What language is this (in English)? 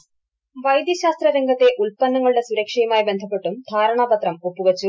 Malayalam